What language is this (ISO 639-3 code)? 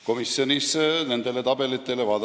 est